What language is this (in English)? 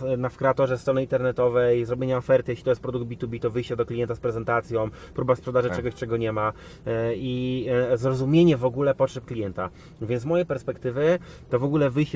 Polish